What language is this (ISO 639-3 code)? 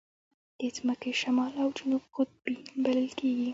pus